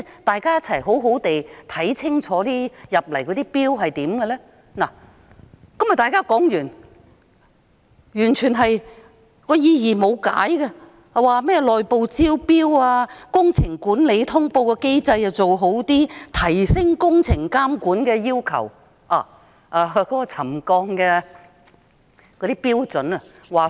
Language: Cantonese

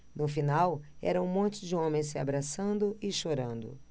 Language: Portuguese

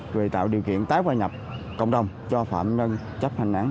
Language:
Vietnamese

